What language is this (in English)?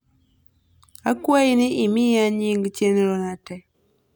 Luo (Kenya and Tanzania)